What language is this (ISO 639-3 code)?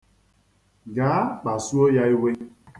ibo